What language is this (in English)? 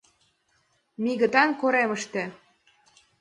Mari